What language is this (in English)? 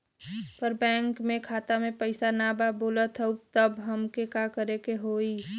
Bhojpuri